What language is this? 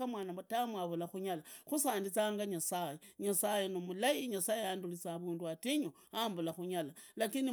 Idakho-Isukha-Tiriki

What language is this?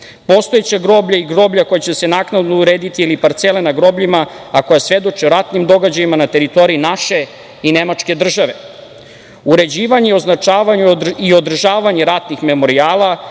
Serbian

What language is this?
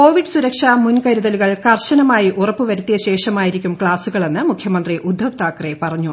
Malayalam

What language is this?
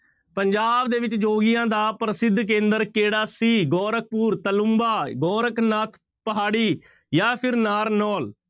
Punjabi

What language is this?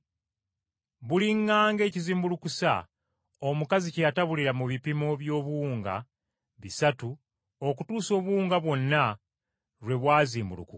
Ganda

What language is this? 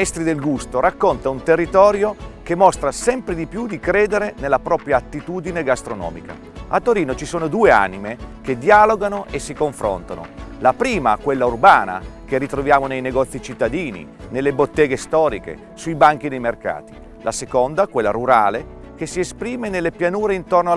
Italian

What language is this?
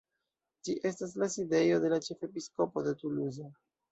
Esperanto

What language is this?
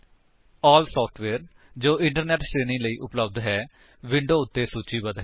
Punjabi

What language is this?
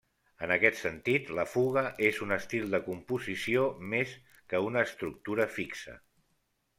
Catalan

